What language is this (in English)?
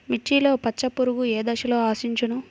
Telugu